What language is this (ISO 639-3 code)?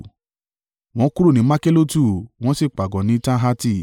yor